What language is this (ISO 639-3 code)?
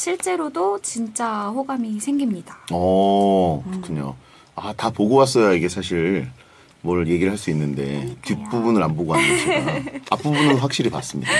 kor